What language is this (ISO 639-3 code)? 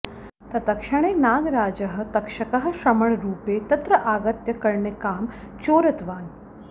san